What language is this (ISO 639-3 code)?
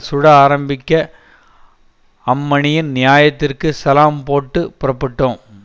tam